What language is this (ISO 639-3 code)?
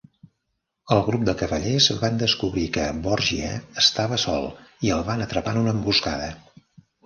cat